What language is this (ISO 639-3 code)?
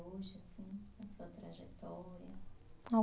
por